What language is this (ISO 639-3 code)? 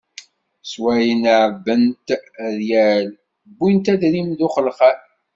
kab